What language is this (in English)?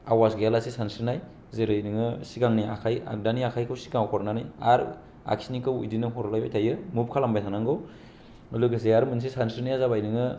Bodo